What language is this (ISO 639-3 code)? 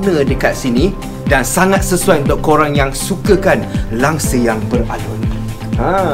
msa